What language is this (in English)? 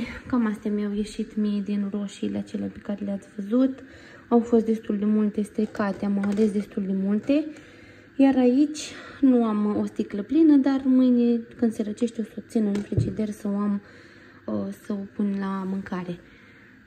Romanian